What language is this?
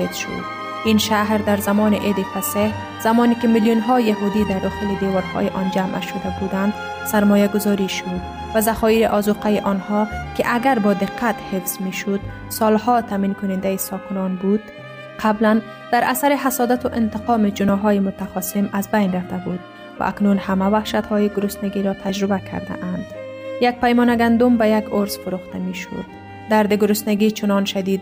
Persian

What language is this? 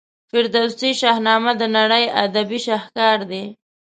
Pashto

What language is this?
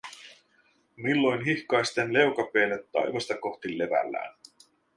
Finnish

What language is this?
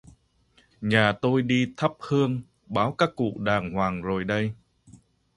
Vietnamese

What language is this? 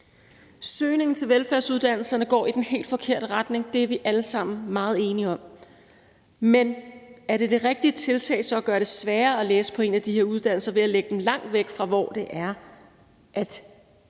Danish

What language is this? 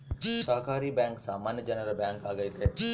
Kannada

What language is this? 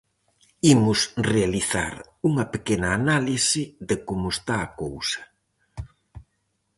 Galician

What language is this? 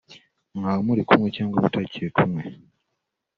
Kinyarwanda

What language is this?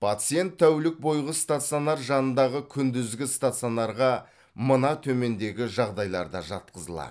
Kazakh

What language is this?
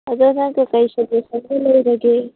Manipuri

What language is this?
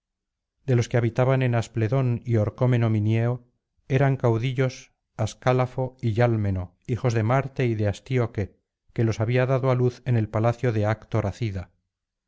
Spanish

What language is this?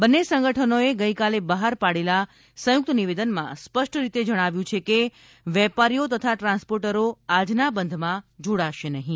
Gujarati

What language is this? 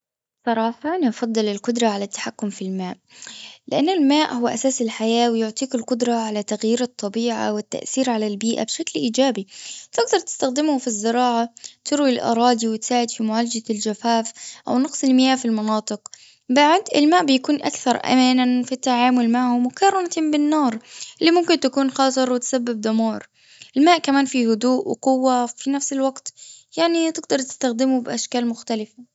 Gulf Arabic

